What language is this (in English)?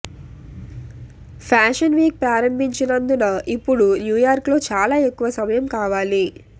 Telugu